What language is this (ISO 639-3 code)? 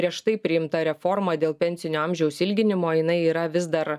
lit